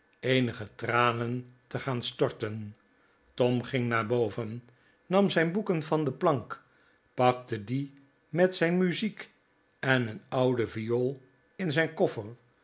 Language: Dutch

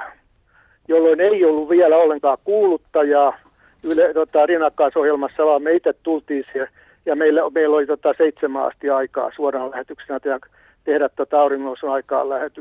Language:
Finnish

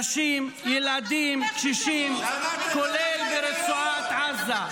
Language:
Hebrew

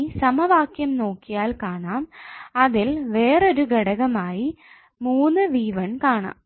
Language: Malayalam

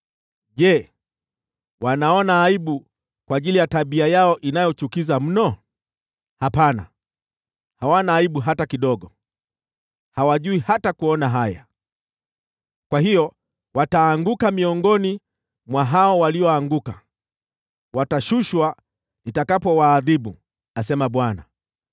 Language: Swahili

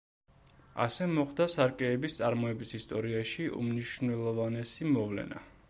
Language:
Georgian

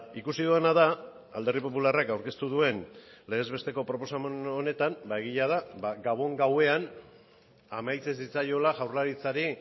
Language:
Basque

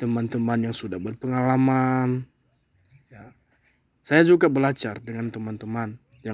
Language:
Indonesian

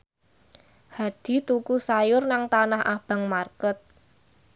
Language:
Javanese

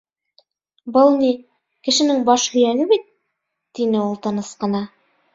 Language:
Bashkir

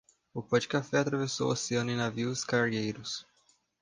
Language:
Portuguese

